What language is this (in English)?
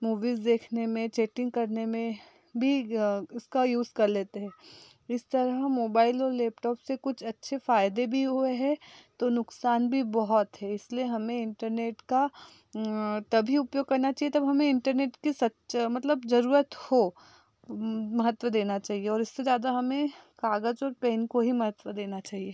Hindi